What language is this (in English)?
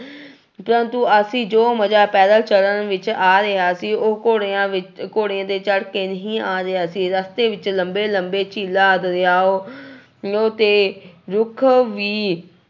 Punjabi